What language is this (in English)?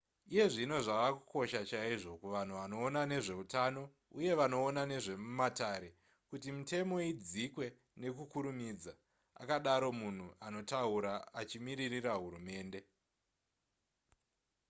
Shona